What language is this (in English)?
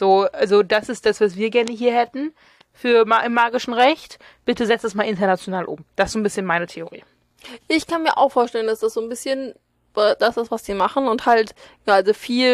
German